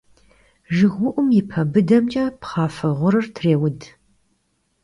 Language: Kabardian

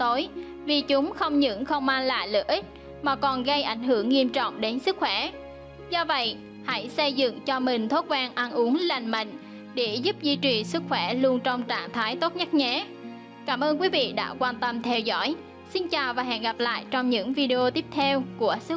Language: Vietnamese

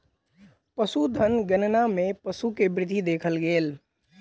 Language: Maithili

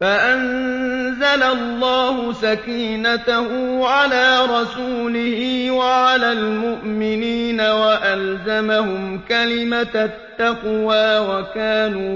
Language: Arabic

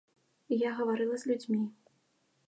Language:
Belarusian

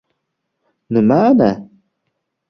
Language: Uzbek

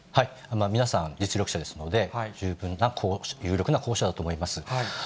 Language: Japanese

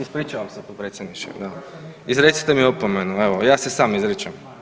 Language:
Croatian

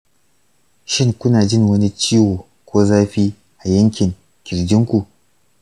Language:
Hausa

